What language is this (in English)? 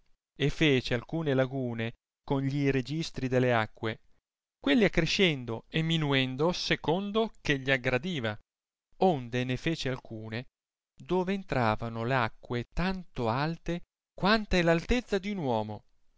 Italian